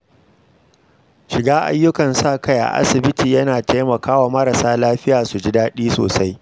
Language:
Hausa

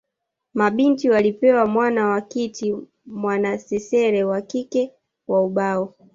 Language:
Swahili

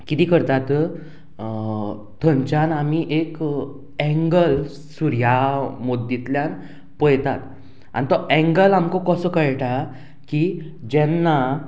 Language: Konkani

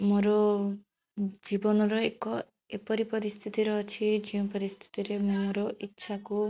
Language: Odia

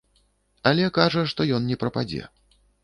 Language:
Belarusian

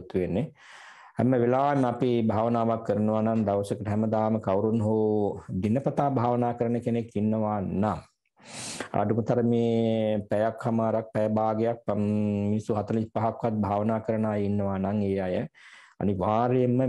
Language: Romanian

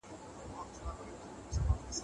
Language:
Pashto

